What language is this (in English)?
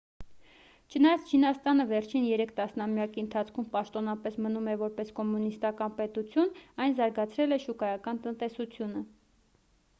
Armenian